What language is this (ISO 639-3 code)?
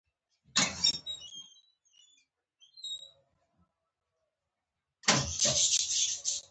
pus